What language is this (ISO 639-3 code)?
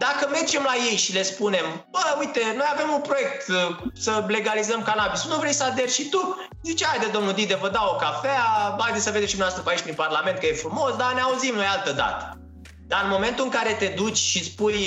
ron